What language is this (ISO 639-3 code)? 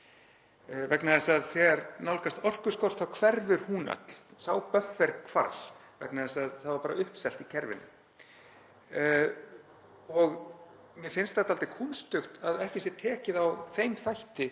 isl